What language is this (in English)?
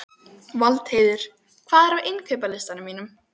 Icelandic